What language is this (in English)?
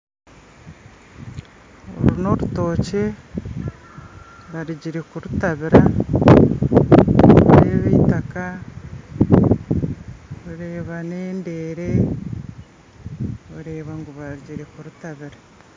Nyankole